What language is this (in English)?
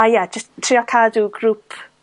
Welsh